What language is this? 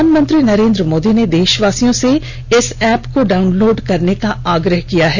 Hindi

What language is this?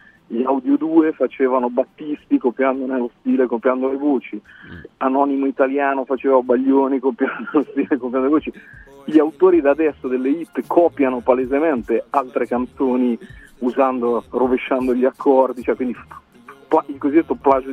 Italian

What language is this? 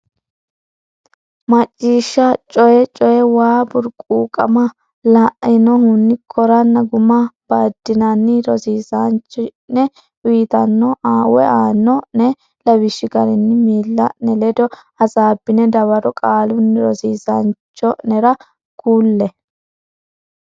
Sidamo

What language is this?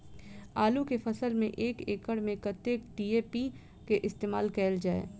Maithili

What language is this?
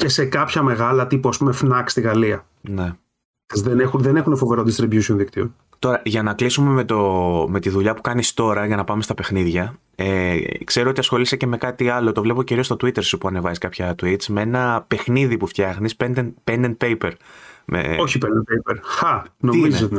Greek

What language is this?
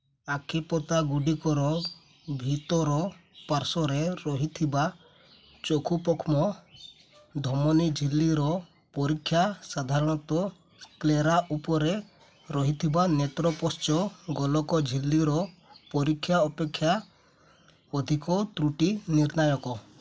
Odia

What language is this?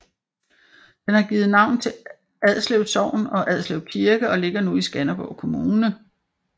Danish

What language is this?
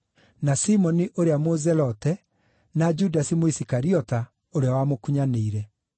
Kikuyu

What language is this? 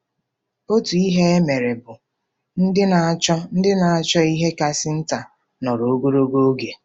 Igbo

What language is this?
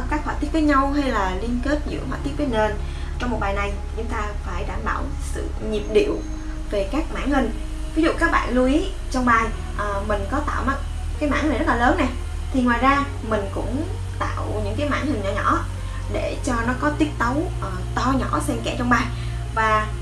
Vietnamese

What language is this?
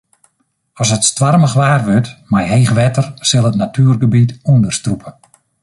Western Frisian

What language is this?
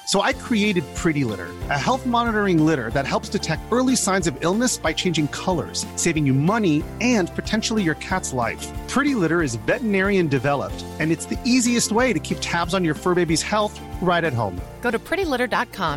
Filipino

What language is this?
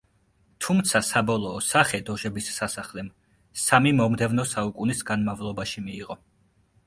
Georgian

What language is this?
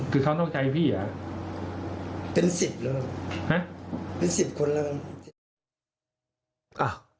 Thai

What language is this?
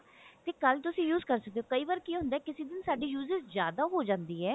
Punjabi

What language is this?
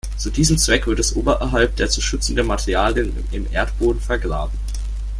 German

